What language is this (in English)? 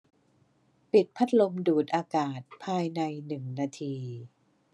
Thai